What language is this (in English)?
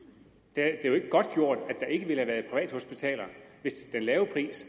Danish